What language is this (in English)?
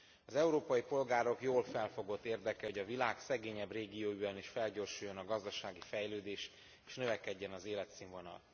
Hungarian